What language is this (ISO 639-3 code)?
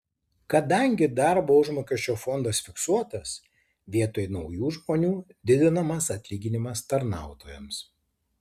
lit